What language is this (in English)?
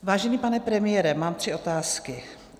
Czech